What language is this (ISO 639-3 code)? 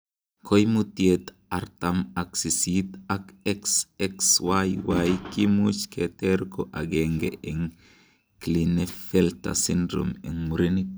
kln